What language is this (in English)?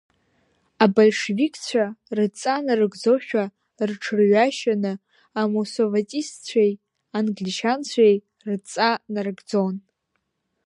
Abkhazian